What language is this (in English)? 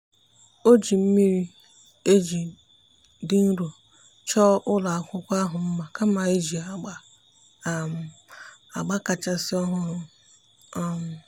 Igbo